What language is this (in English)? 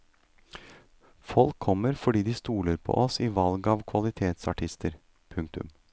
Norwegian